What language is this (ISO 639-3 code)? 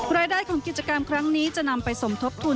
tha